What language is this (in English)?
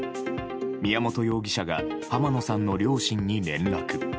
Japanese